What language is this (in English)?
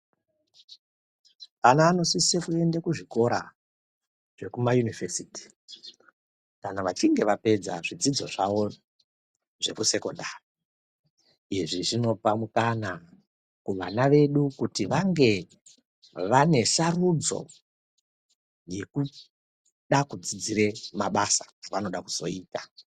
Ndau